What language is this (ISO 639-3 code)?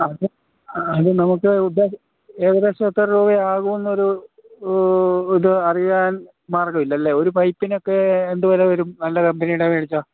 mal